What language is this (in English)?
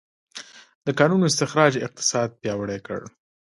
Pashto